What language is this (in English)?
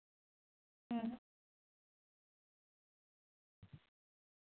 Santali